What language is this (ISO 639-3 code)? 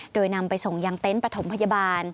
tha